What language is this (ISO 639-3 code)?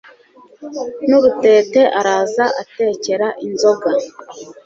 kin